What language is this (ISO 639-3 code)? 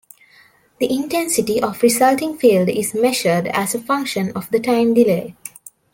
eng